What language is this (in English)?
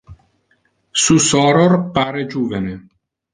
Interlingua